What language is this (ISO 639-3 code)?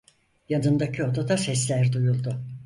tur